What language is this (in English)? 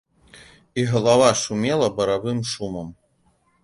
Belarusian